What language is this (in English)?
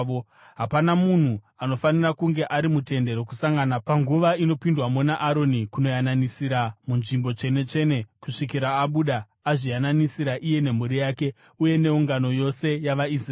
Shona